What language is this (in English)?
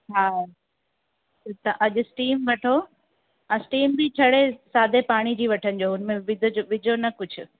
Sindhi